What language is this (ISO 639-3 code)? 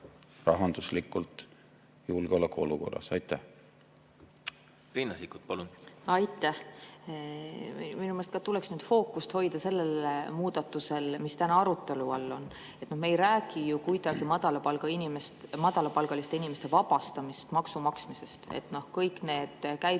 est